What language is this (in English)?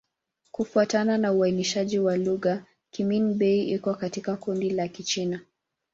Swahili